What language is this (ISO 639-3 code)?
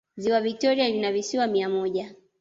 swa